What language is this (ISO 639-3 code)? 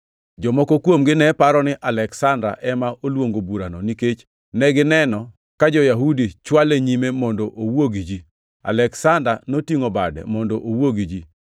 luo